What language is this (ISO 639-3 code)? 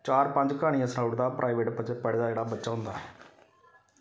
doi